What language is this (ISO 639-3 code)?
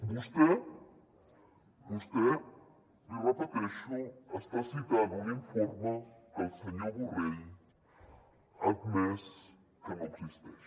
cat